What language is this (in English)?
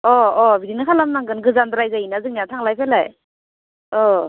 Bodo